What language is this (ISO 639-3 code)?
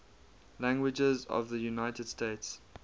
eng